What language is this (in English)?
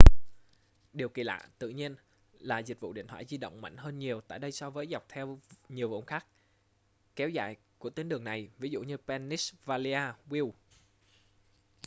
Vietnamese